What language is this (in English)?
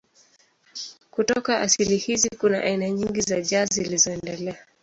Swahili